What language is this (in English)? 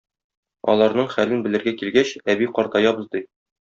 Tatar